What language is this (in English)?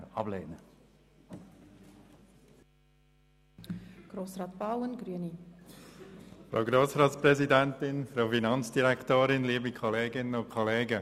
Swiss German